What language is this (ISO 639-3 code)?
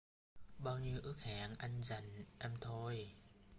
vie